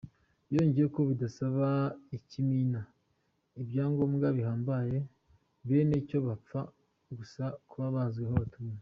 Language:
Kinyarwanda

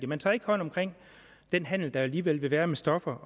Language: Danish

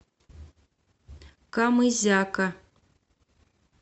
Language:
Russian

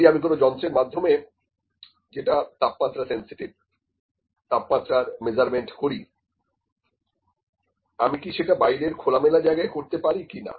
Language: Bangla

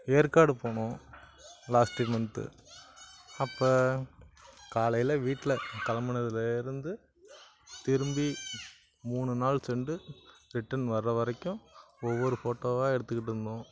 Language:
Tamil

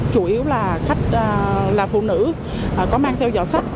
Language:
Vietnamese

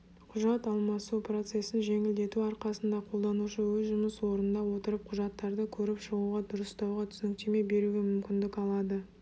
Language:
Kazakh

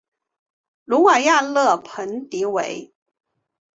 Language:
Chinese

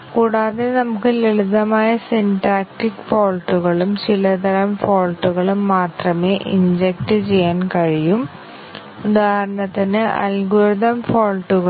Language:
Malayalam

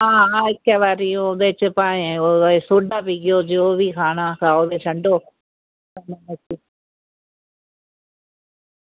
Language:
Dogri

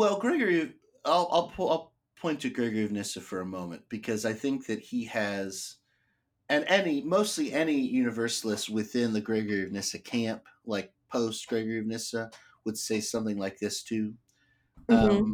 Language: English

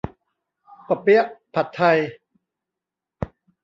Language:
Thai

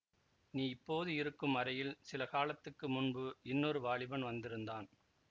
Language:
Tamil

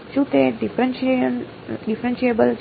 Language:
Gujarati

